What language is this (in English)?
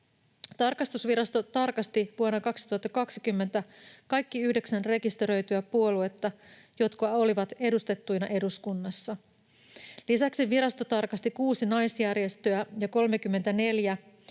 Finnish